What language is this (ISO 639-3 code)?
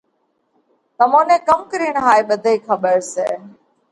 kvx